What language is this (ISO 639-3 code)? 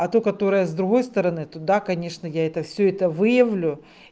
rus